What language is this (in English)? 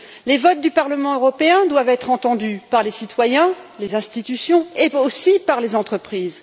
French